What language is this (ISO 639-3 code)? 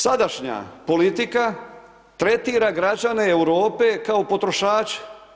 hrv